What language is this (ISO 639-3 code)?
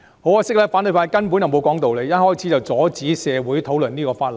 yue